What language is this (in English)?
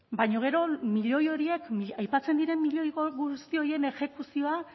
Basque